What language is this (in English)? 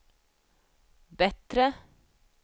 Swedish